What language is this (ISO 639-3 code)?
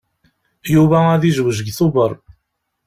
kab